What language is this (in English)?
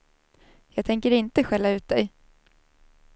Swedish